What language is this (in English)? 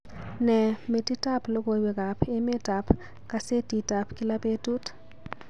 Kalenjin